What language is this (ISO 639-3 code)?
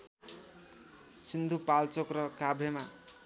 nep